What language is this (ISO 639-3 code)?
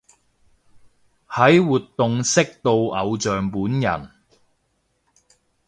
yue